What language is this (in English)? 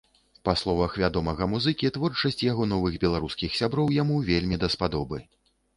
Belarusian